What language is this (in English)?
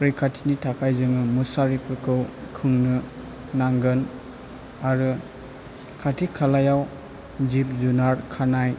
Bodo